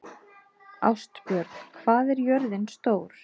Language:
Icelandic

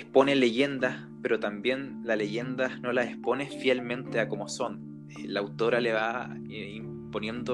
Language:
Spanish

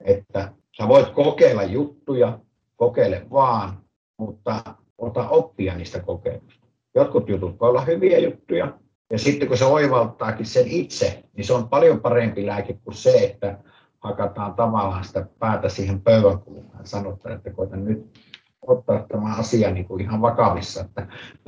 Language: Finnish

